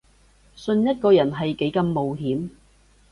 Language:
Cantonese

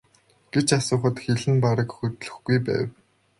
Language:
Mongolian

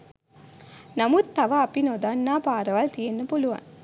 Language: Sinhala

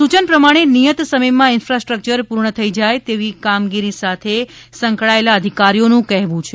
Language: Gujarati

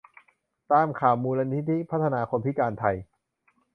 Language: Thai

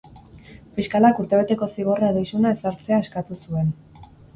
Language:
Basque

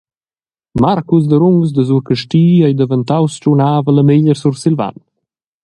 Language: Romansh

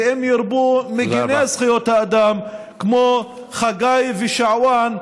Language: Hebrew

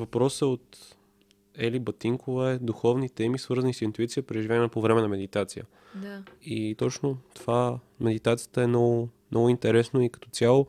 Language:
Bulgarian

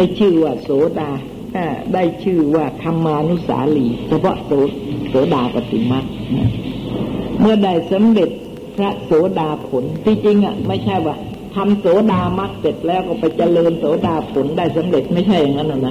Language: Thai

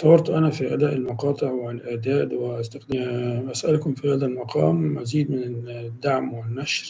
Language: Arabic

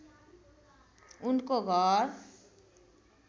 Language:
Nepali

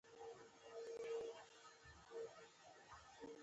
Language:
Pashto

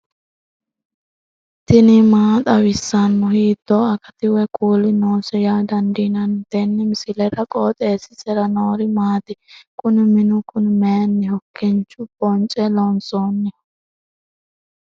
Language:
Sidamo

